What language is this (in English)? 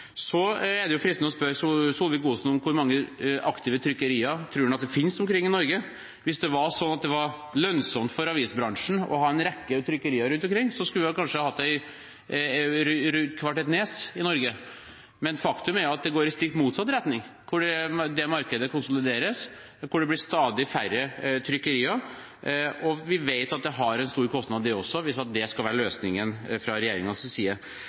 Norwegian Bokmål